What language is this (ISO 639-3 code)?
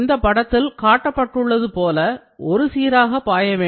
tam